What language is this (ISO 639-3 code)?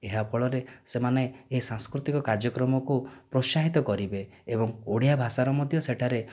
ori